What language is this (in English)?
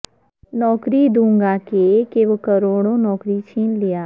Urdu